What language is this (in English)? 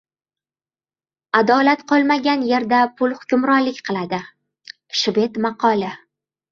Uzbek